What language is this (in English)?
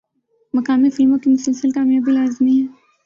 Urdu